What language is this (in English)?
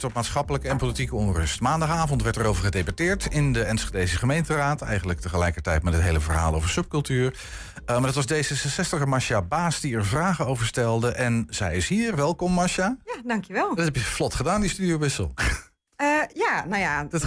Dutch